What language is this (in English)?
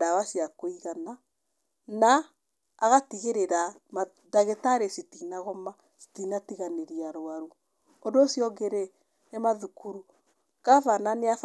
Kikuyu